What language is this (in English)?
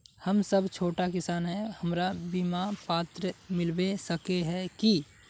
Magahi